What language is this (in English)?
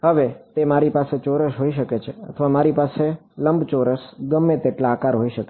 Gujarati